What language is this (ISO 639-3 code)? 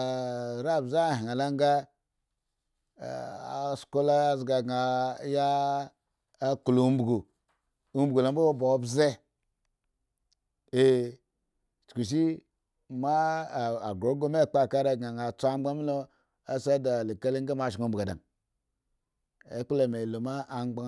ego